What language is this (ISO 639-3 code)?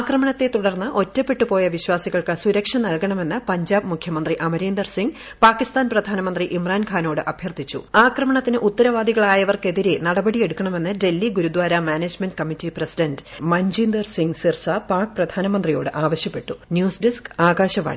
mal